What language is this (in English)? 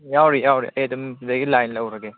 Manipuri